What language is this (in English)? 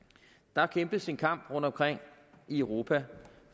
Danish